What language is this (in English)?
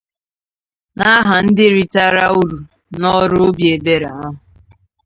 Igbo